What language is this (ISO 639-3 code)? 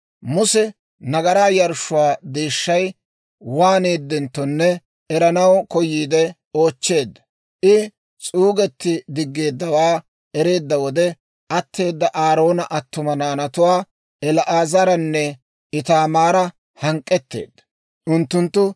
dwr